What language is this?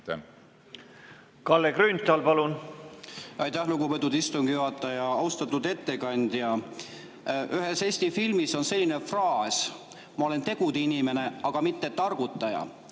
Estonian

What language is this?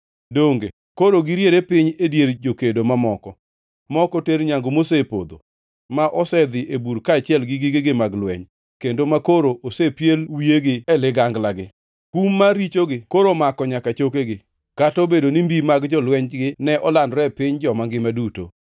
Luo (Kenya and Tanzania)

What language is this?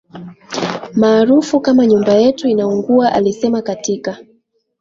Swahili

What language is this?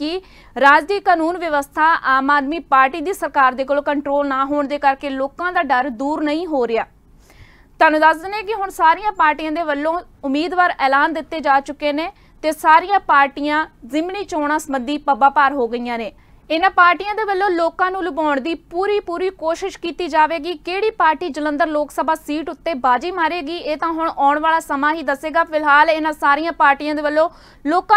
Hindi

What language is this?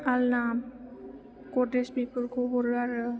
Bodo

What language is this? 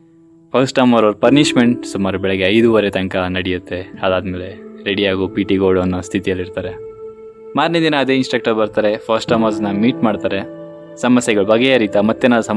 Kannada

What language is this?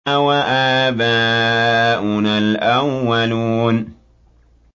Arabic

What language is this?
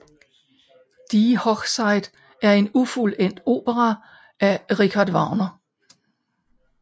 Danish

